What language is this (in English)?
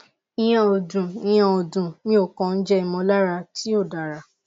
Yoruba